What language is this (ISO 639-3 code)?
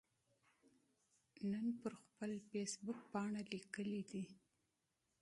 pus